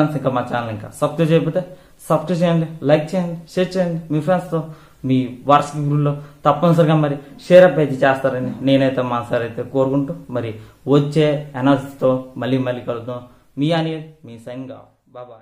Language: Hindi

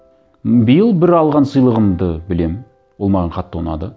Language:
Kazakh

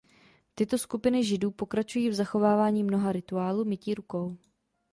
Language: Czech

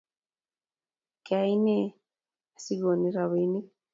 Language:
Kalenjin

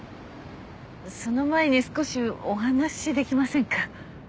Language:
Japanese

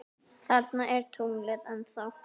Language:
Icelandic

